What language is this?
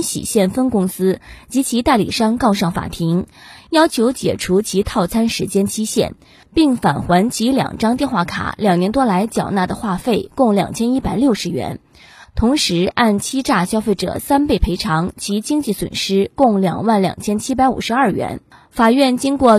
Chinese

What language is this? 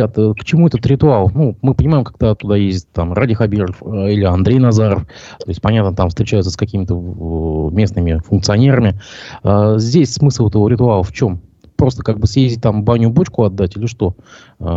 Russian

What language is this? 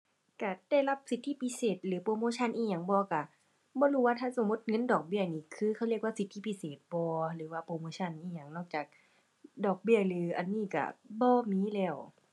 Thai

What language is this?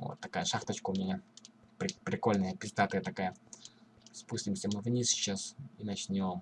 Russian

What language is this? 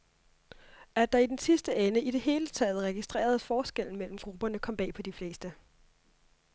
Danish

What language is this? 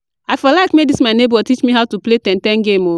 Nigerian Pidgin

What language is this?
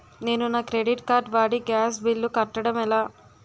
Telugu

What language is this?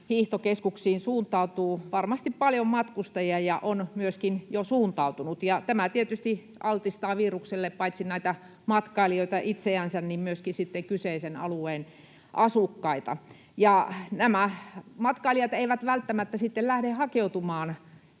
Finnish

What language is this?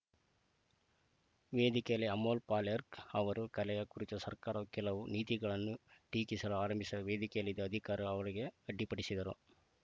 Kannada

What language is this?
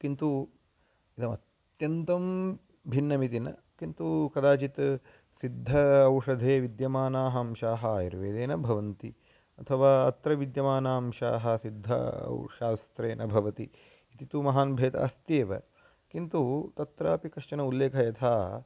Sanskrit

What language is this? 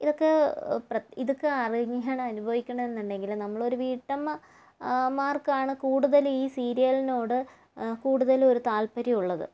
Malayalam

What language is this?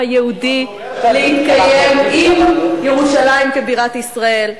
Hebrew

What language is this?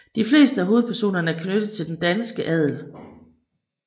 Danish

